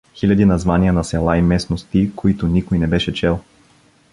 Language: Bulgarian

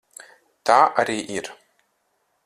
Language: Latvian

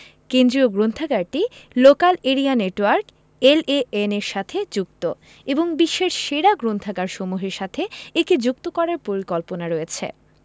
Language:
Bangla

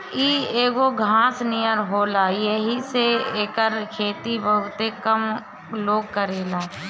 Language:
Bhojpuri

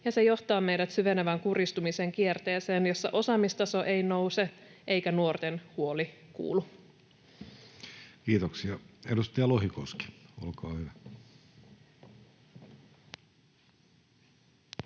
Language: Finnish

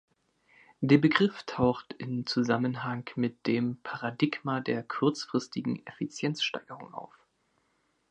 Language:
German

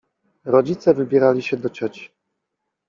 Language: Polish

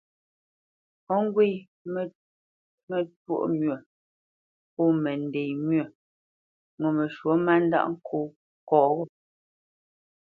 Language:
Bamenyam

